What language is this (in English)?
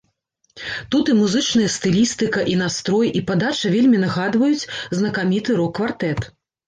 Belarusian